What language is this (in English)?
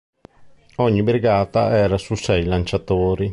Italian